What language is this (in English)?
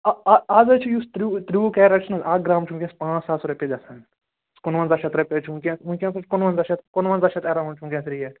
Kashmiri